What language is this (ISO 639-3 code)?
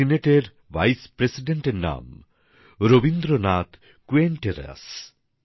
ben